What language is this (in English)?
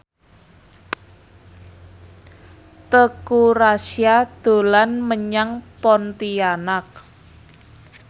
Javanese